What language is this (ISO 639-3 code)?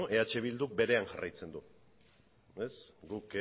eus